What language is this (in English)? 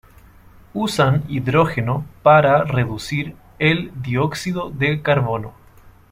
Spanish